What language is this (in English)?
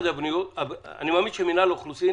Hebrew